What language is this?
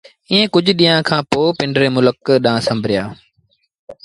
Sindhi Bhil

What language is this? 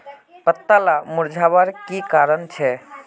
Magahi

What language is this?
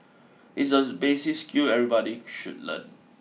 English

